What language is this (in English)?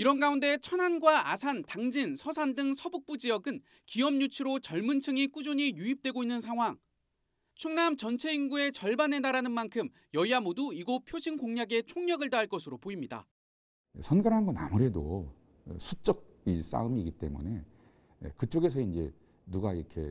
Korean